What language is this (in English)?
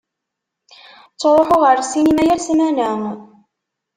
Kabyle